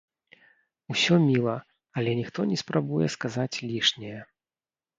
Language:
Belarusian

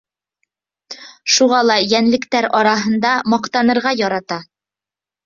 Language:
Bashkir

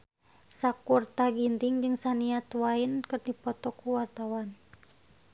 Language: Sundanese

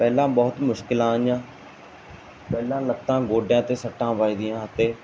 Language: Punjabi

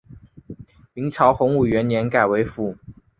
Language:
Chinese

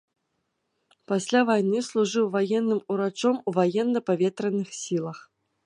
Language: Belarusian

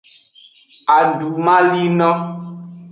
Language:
Aja (Benin)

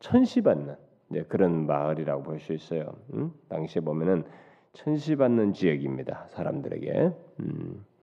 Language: Korean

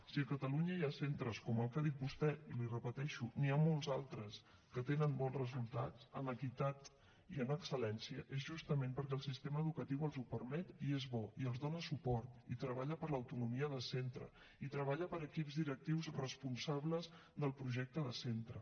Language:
Catalan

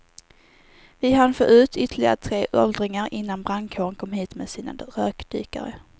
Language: Swedish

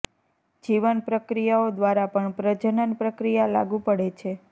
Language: Gujarati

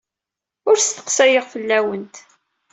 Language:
Kabyle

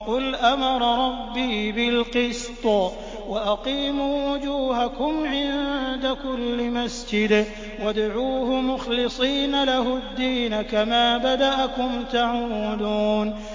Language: Arabic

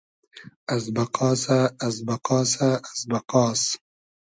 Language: Hazaragi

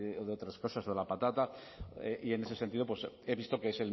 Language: Spanish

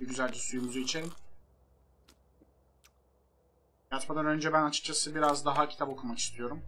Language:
Turkish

